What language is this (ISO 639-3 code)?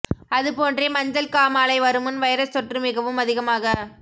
tam